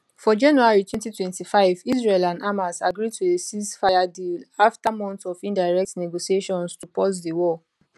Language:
Nigerian Pidgin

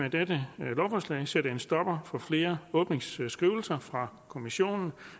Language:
Danish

